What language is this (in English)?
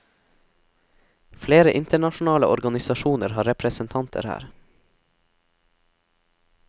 Norwegian